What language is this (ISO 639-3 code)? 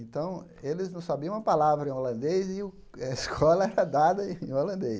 por